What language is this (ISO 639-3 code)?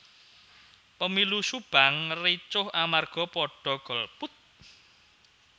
jav